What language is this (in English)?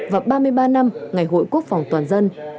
Vietnamese